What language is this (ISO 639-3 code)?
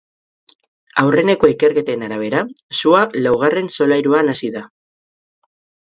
eus